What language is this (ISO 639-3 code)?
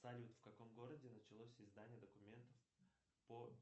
rus